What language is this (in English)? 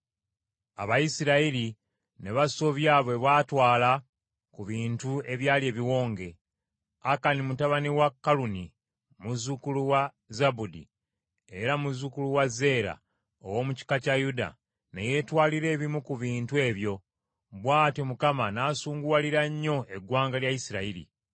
Ganda